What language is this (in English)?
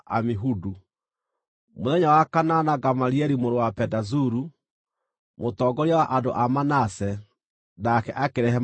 Kikuyu